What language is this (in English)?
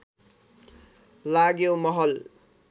Nepali